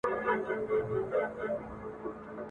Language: Pashto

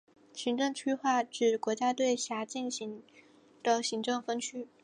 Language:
Chinese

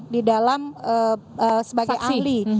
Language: Indonesian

